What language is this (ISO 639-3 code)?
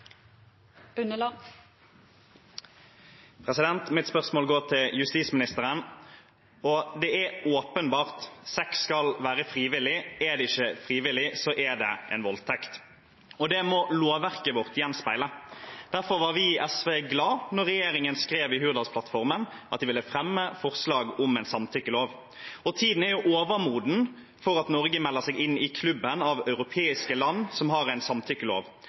nob